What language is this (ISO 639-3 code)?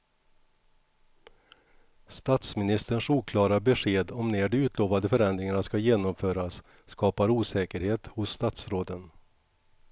swe